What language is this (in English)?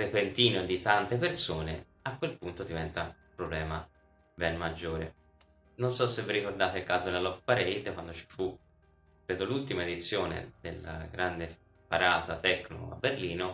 Italian